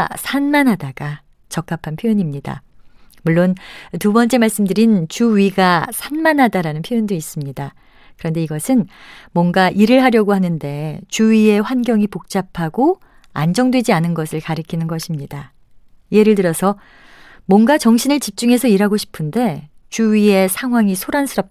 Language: Korean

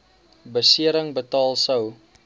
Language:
Afrikaans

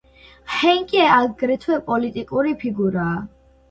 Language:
Georgian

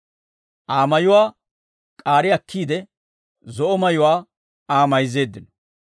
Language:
Dawro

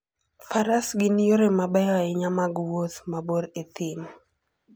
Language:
Luo (Kenya and Tanzania)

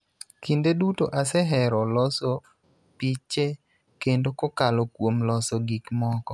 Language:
Luo (Kenya and Tanzania)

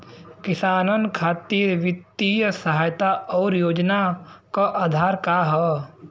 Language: Bhojpuri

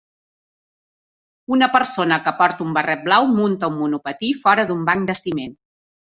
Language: Catalan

